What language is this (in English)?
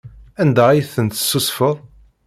Kabyle